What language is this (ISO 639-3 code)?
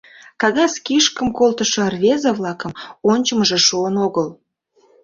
chm